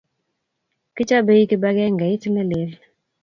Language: Kalenjin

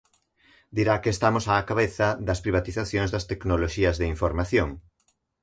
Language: Galician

